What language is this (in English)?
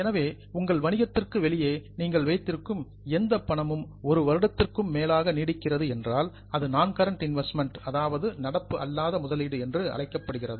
Tamil